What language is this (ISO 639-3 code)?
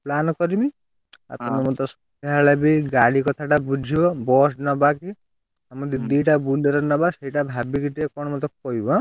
ori